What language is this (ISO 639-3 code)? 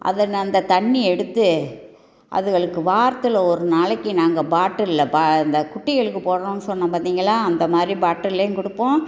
tam